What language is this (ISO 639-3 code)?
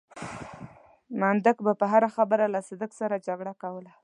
pus